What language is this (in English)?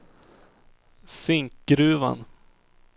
Swedish